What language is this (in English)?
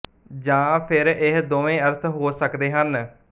Punjabi